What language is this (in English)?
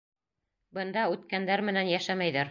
Bashkir